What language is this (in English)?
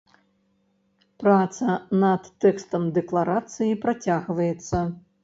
Belarusian